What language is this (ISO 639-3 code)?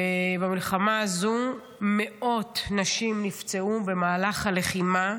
heb